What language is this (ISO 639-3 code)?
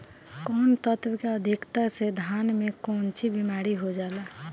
bho